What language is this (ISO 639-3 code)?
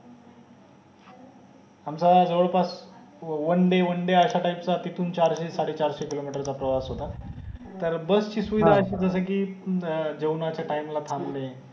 mar